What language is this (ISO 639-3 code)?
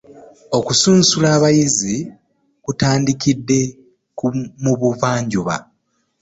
lug